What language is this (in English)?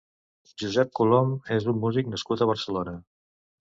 Catalan